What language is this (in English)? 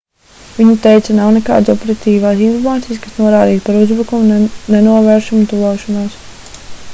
Latvian